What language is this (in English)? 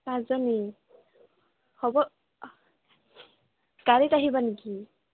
Assamese